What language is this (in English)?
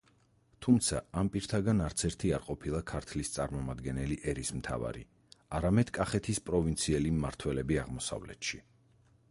Georgian